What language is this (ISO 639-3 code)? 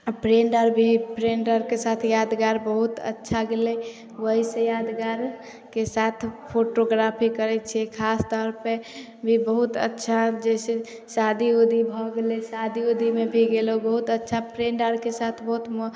mai